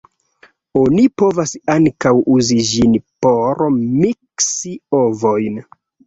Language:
Esperanto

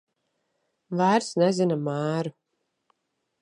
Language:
Latvian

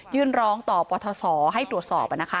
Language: Thai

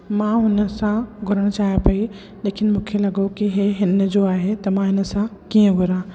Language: Sindhi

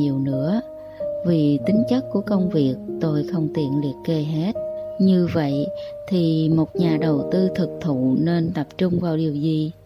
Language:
Vietnamese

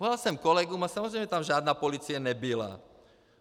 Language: Czech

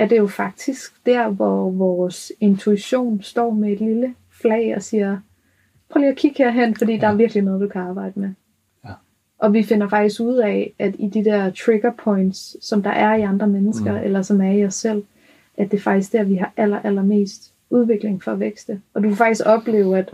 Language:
Danish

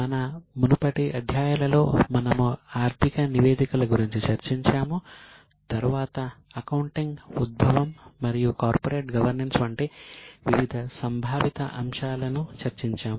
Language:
Telugu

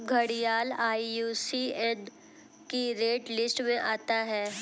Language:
Hindi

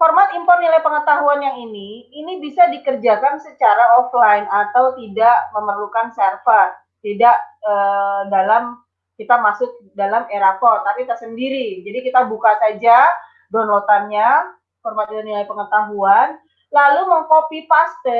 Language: Indonesian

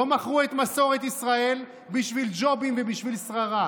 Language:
Hebrew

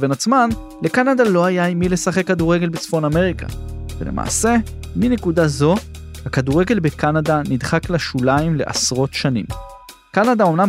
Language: Hebrew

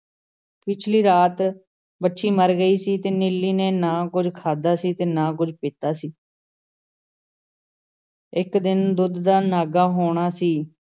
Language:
Punjabi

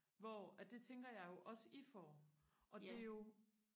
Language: Danish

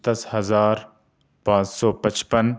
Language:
Urdu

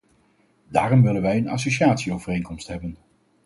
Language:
Dutch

